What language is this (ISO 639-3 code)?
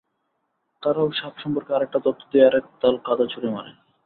ben